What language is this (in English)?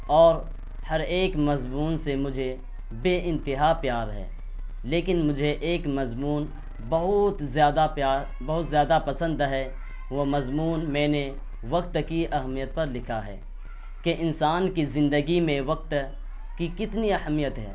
Urdu